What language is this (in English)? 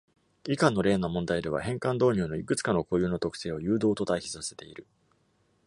Japanese